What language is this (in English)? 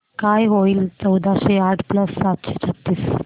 Marathi